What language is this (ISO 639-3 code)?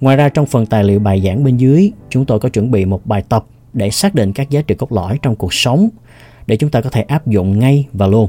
vie